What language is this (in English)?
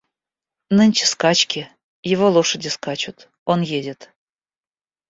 Russian